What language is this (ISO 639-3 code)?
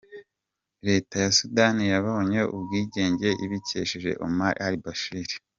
kin